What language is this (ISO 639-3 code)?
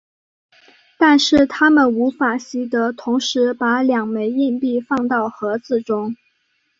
zho